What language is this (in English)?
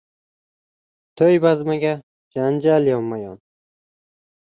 Uzbek